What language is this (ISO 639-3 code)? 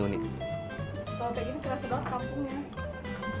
ind